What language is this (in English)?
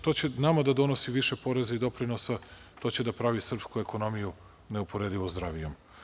Serbian